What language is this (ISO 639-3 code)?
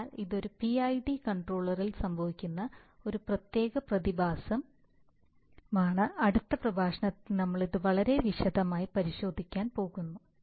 mal